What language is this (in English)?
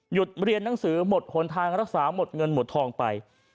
Thai